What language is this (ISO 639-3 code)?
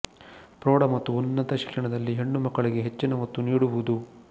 kan